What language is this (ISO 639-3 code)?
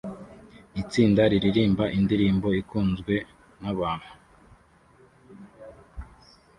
kin